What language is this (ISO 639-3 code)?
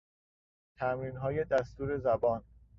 fas